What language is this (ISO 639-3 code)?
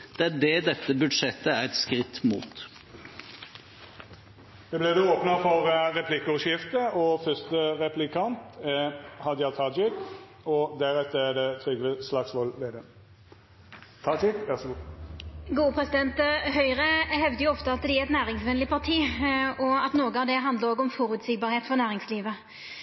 nor